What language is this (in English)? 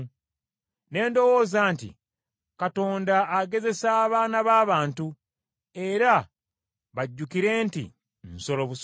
Ganda